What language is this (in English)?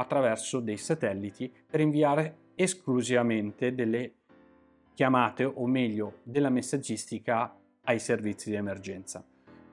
Italian